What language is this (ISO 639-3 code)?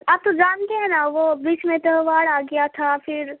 urd